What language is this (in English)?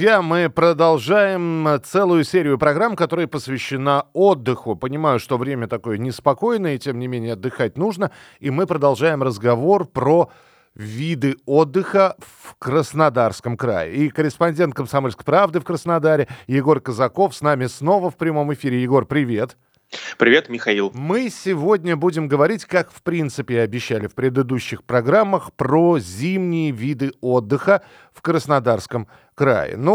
Russian